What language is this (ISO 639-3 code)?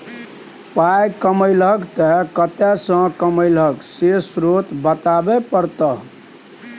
mai